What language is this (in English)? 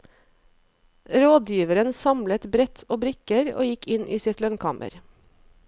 Norwegian